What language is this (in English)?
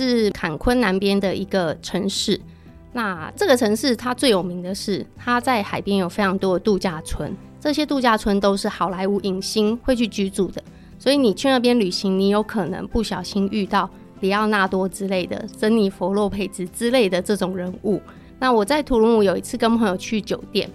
Chinese